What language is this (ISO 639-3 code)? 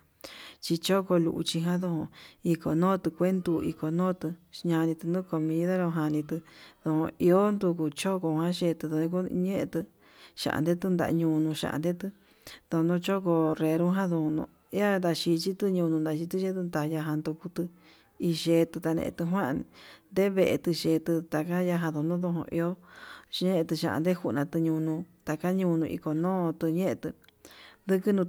mab